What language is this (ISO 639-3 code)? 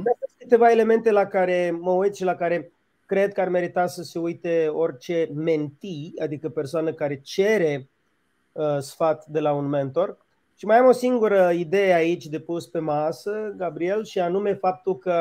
ron